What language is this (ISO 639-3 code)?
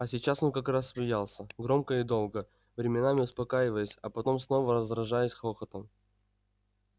rus